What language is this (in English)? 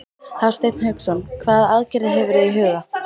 Icelandic